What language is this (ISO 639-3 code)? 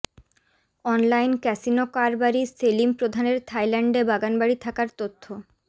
ben